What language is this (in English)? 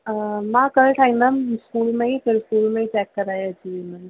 Sindhi